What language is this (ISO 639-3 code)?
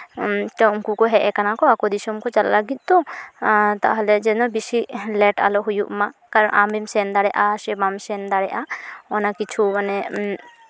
sat